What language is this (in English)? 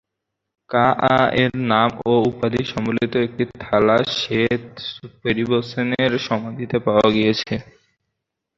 Bangla